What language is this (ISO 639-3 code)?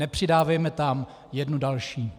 ces